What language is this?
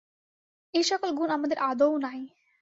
Bangla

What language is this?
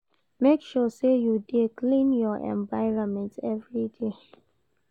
Nigerian Pidgin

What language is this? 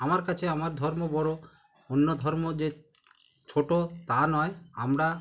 Bangla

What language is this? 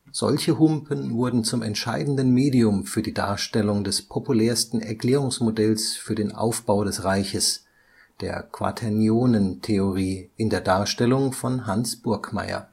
German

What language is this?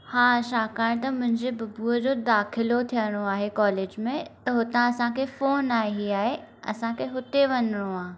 Sindhi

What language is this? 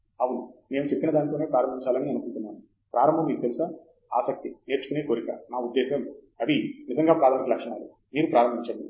Telugu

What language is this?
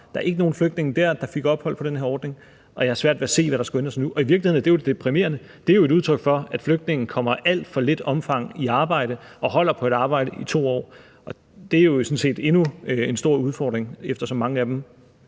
Danish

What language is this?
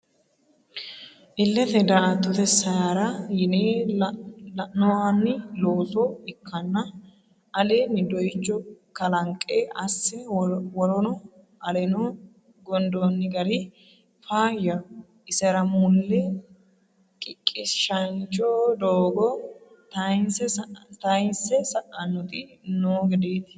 Sidamo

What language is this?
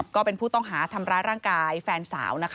Thai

